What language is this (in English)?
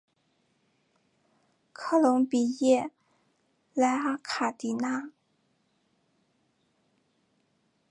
Chinese